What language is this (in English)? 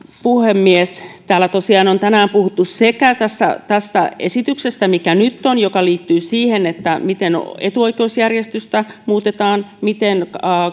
Finnish